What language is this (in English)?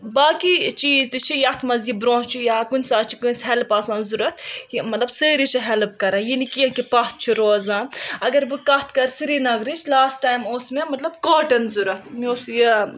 Kashmiri